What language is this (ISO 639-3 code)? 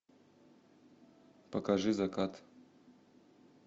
rus